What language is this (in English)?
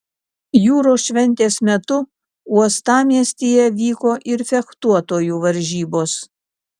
Lithuanian